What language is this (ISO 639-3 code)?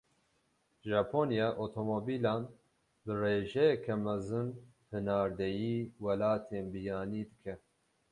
kur